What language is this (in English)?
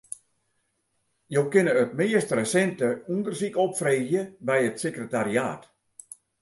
Western Frisian